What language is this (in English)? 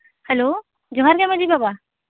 Santali